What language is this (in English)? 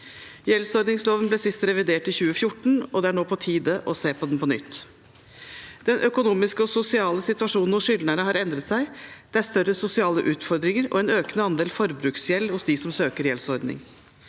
Norwegian